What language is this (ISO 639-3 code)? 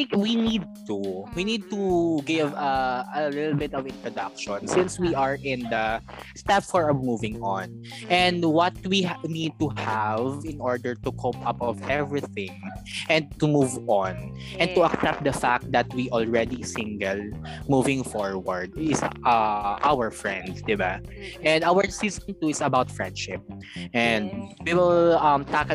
fil